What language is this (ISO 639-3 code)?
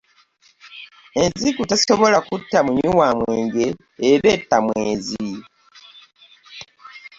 lug